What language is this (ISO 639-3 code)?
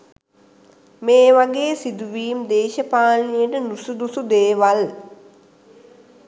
sin